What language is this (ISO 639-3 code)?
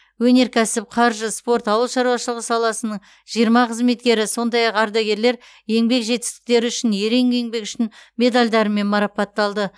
kaz